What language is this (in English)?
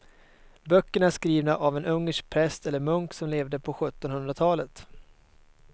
Swedish